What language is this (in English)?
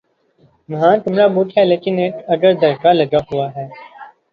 Urdu